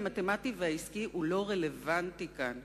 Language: Hebrew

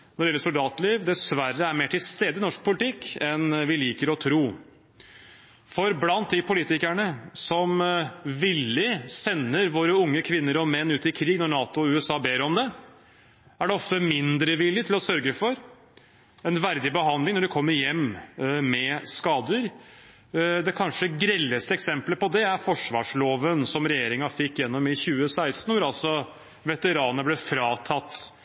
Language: Norwegian Bokmål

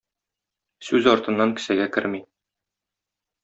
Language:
Tatar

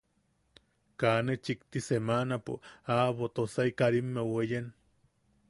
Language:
Yaqui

